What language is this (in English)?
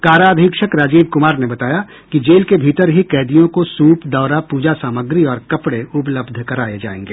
Hindi